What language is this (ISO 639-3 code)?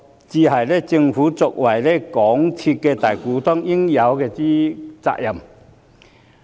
yue